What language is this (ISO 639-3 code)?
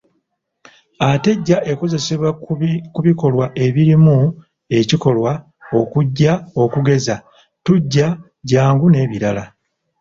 lug